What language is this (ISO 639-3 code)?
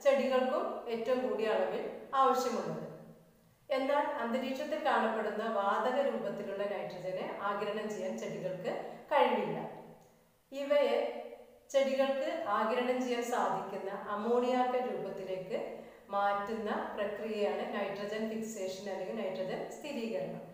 tur